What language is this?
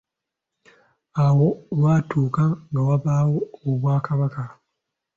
Ganda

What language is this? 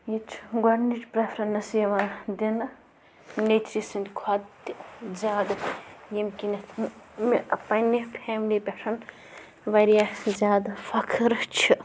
Kashmiri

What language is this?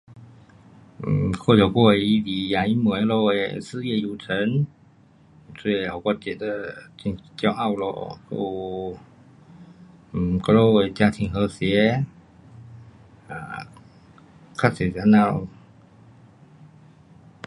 Pu-Xian Chinese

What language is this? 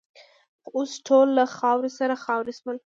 Pashto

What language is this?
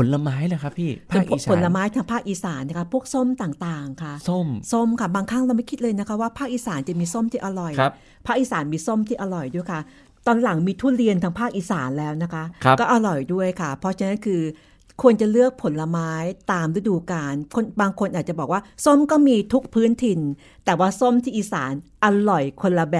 Thai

